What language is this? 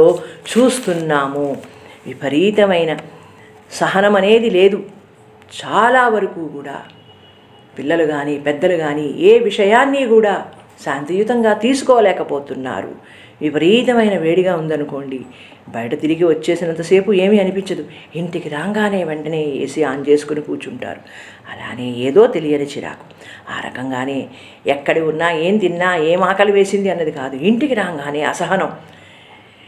Telugu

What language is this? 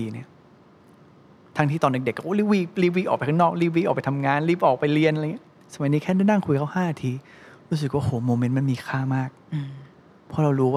Thai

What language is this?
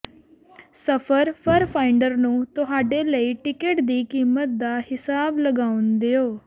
Punjabi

